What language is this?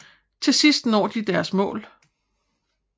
Danish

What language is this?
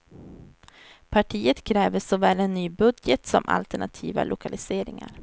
Swedish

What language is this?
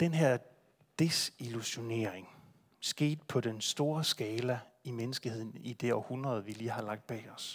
Danish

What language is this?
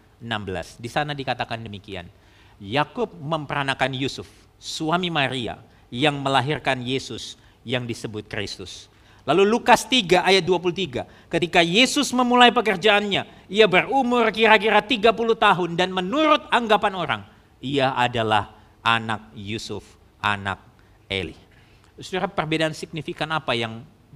Indonesian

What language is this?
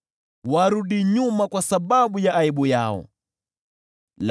Swahili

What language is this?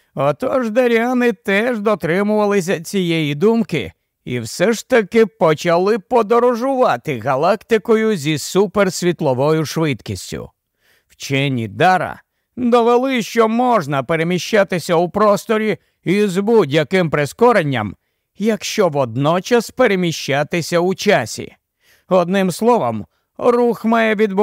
Ukrainian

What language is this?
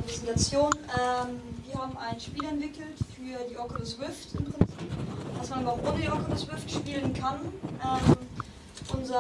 German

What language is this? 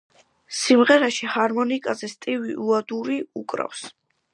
Georgian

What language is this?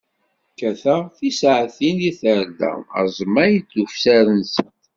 Kabyle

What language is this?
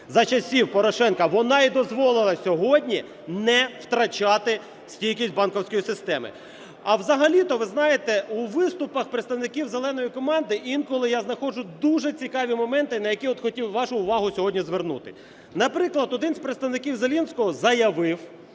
Ukrainian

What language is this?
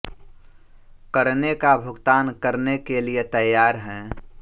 Hindi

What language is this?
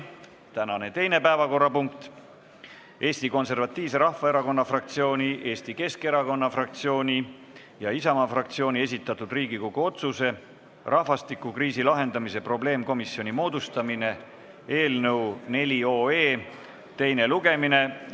Estonian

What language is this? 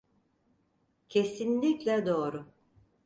Turkish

